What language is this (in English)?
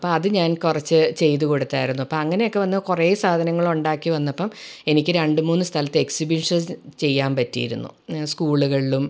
Malayalam